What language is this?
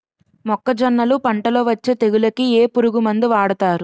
Telugu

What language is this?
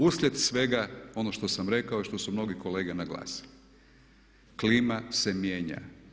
Croatian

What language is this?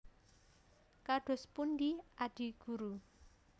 Javanese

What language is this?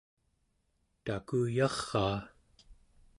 Central Yupik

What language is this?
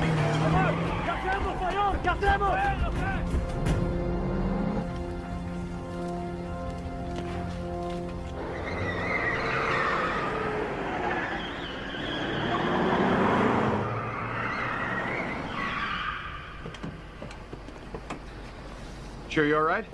Vietnamese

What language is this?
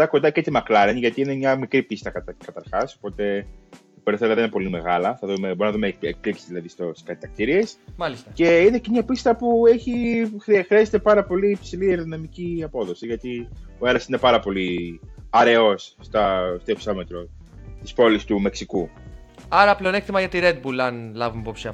Greek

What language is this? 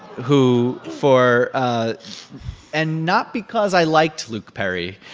English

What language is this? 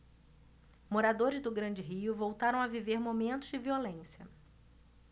Portuguese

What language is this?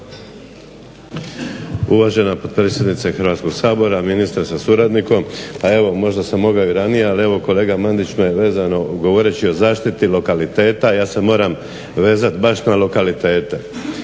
Croatian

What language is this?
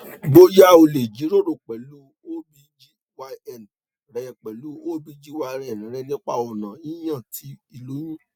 Yoruba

